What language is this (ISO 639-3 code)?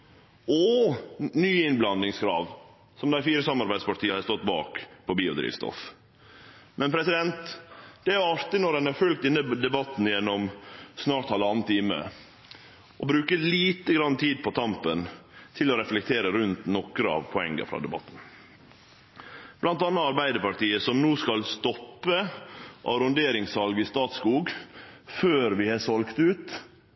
nno